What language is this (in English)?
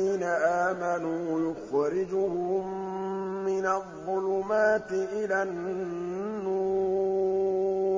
Arabic